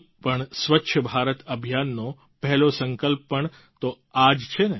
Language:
Gujarati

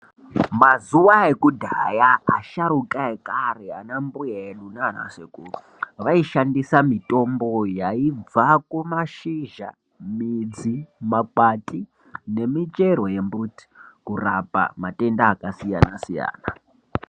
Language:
Ndau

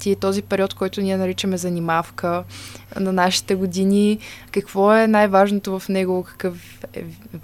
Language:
Bulgarian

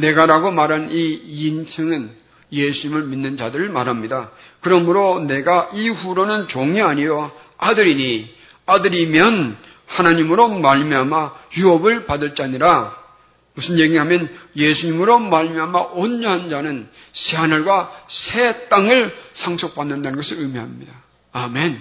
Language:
Korean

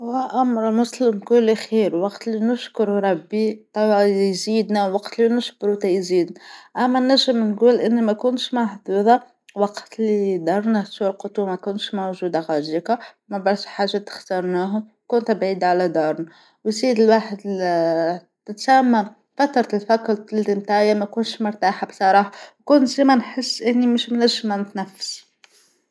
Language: Tunisian Arabic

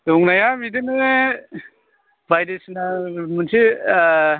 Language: Bodo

